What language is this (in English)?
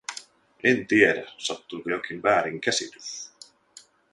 Finnish